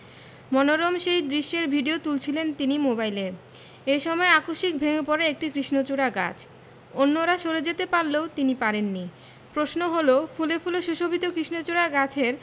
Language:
Bangla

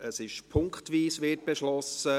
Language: Swiss German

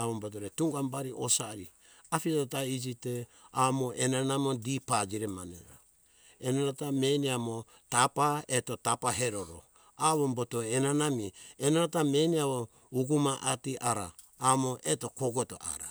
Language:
Hunjara-Kaina Ke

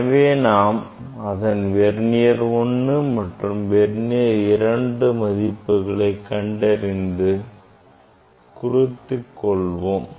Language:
Tamil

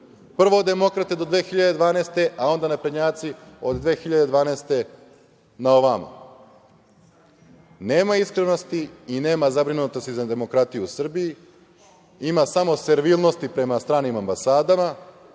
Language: Serbian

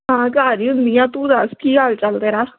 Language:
Punjabi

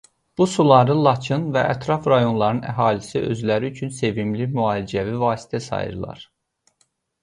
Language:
Azerbaijani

